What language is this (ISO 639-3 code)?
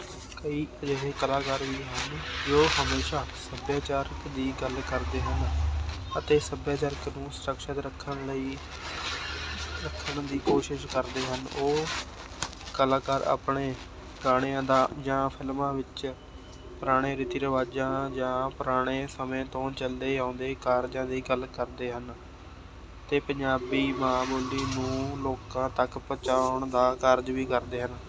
pan